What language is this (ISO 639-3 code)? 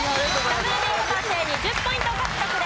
jpn